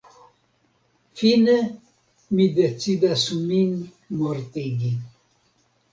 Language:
Esperanto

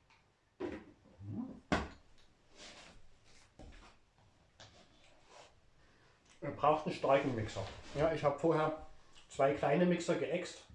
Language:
German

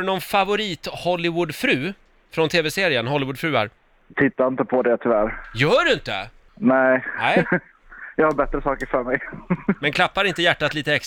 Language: Swedish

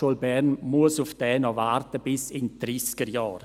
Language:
Swiss German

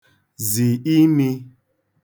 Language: Igbo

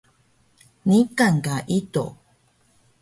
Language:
Taroko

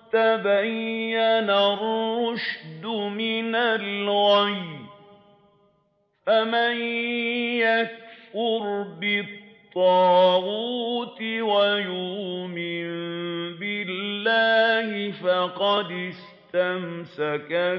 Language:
Arabic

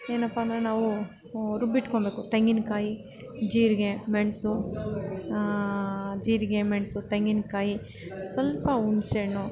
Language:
Kannada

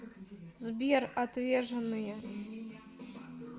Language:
Russian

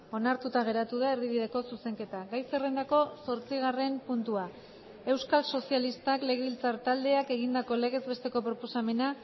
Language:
Basque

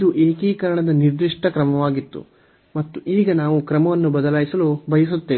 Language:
Kannada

